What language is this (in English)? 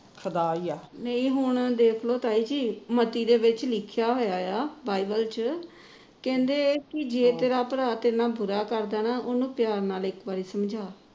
Punjabi